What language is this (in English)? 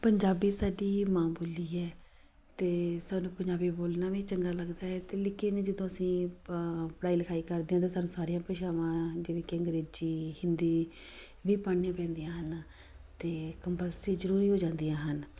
Punjabi